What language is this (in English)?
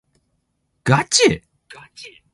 Japanese